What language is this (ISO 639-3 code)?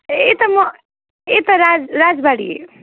nep